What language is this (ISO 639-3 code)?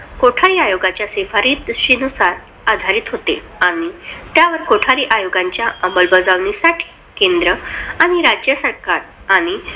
mar